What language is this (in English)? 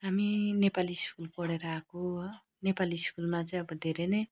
Nepali